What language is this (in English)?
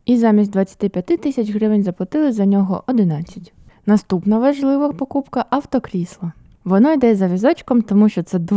Ukrainian